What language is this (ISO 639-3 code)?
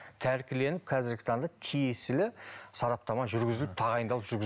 kaz